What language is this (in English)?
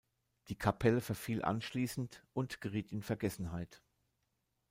German